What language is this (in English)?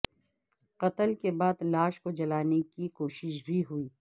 Urdu